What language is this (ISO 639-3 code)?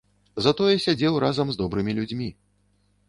bel